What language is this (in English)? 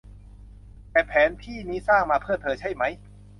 Thai